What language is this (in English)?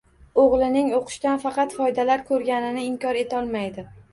Uzbek